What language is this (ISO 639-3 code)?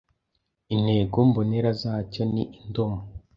kin